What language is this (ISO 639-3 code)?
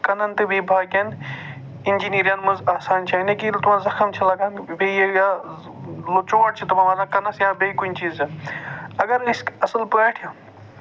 kas